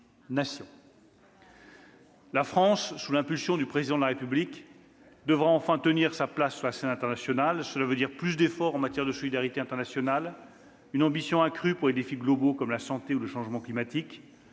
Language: French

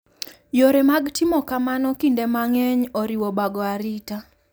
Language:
Luo (Kenya and Tanzania)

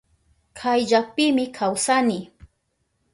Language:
Southern Pastaza Quechua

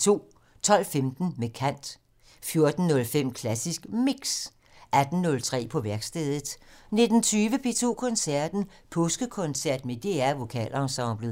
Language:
Danish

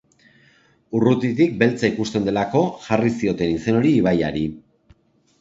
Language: Basque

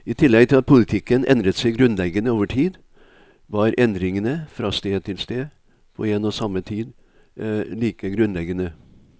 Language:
Norwegian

